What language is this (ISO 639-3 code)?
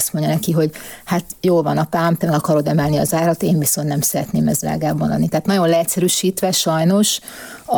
hun